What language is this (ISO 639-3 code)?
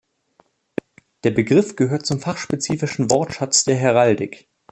deu